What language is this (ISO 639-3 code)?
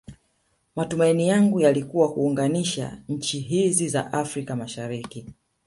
swa